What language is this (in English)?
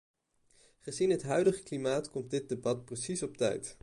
Dutch